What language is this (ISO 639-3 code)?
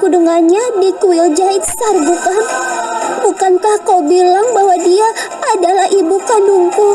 ind